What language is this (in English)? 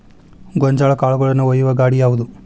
Kannada